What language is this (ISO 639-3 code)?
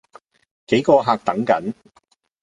yue